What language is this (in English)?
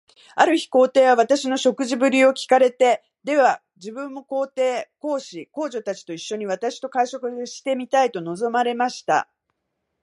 Japanese